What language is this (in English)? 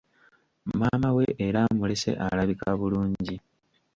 Ganda